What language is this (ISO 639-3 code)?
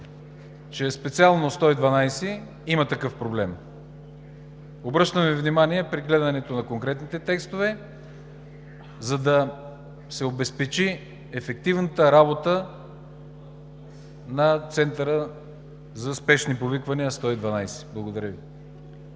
bul